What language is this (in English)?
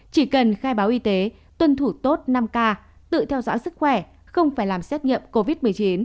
Vietnamese